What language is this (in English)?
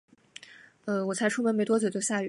Chinese